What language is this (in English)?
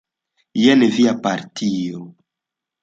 Esperanto